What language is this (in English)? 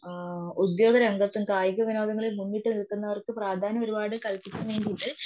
Malayalam